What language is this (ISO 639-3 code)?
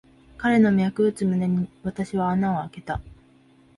jpn